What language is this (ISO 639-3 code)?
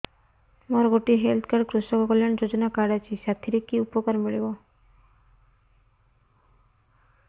ori